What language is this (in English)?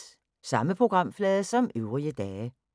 Danish